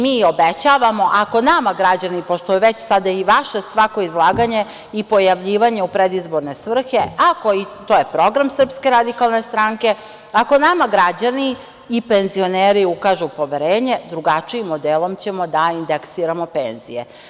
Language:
Serbian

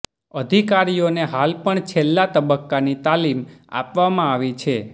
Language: Gujarati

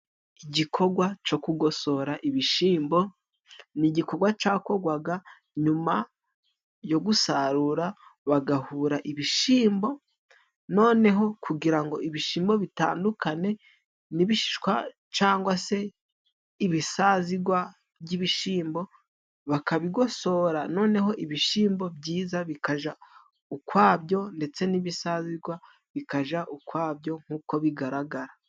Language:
Kinyarwanda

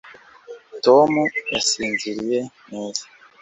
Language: Kinyarwanda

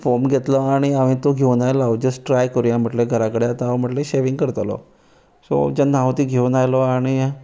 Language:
Konkani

